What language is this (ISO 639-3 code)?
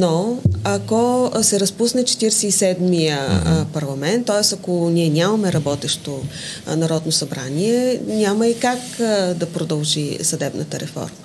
bul